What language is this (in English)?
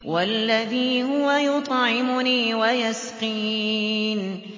Arabic